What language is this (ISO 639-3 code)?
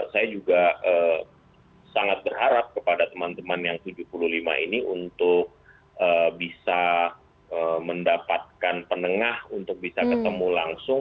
ind